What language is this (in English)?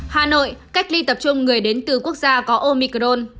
Vietnamese